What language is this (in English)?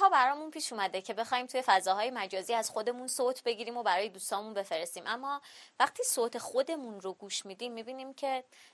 Persian